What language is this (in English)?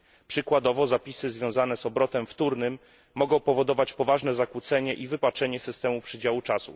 Polish